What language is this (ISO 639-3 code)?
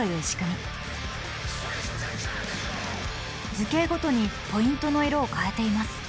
jpn